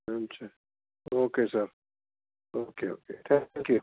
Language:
Gujarati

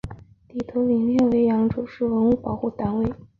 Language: Chinese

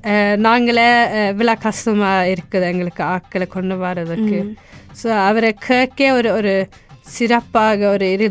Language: Tamil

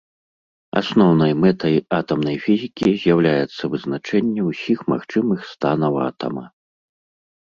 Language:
Belarusian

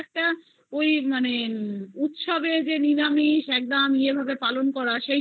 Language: Bangla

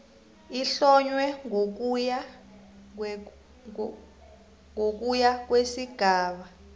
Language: South Ndebele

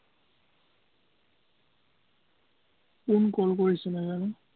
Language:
Assamese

